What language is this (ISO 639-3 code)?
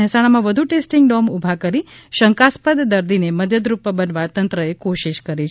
guj